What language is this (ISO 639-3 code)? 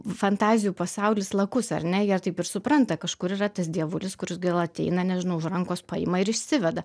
lit